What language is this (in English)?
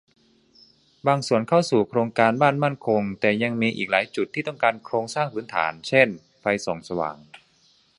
Thai